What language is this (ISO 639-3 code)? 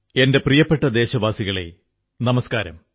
mal